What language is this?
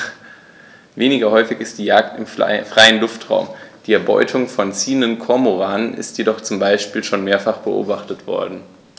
German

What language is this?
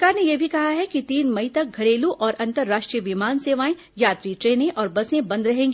Hindi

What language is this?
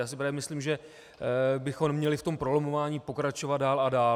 Czech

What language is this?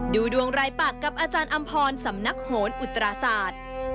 Thai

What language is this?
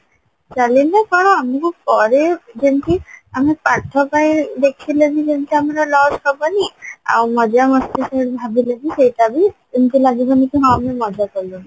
Odia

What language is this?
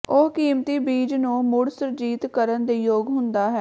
Punjabi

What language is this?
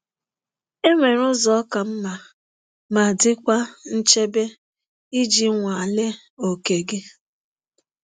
Igbo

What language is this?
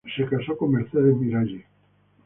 Spanish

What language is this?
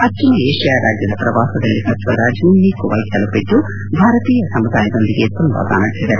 Kannada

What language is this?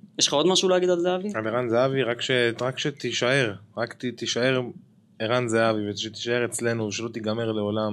Hebrew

